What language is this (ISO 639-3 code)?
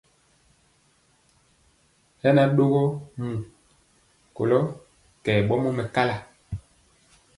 mcx